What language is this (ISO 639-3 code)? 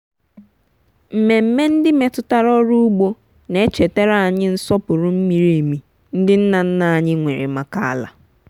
ibo